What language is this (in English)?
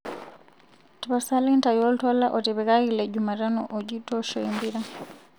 Masai